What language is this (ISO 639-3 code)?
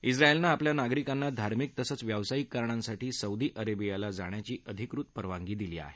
mar